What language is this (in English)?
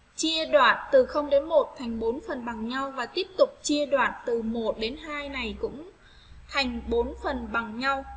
Vietnamese